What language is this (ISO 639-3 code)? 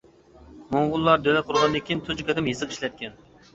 uig